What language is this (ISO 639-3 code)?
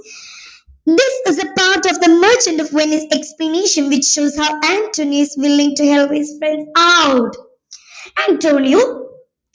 mal